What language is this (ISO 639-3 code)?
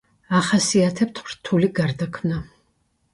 kat